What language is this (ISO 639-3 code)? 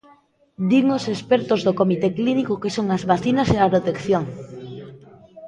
glg